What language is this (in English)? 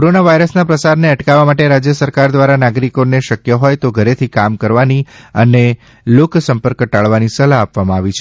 Gujarati